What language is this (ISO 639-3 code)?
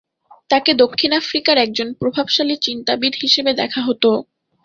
ben